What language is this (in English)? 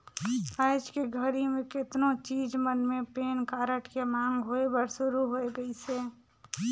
Chhattisgarhi